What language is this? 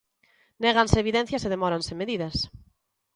Galician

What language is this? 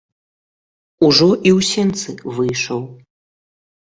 Belarusian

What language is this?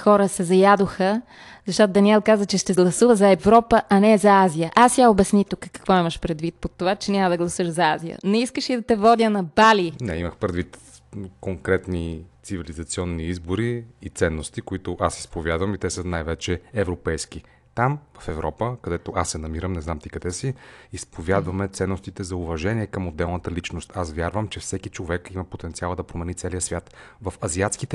Bulgarian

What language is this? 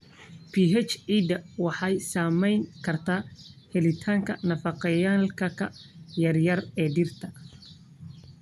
Somali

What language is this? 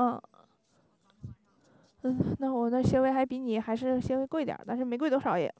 Chinese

